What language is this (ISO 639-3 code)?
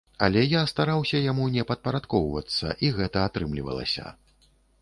bel